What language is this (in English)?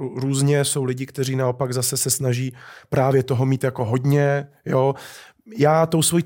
Czech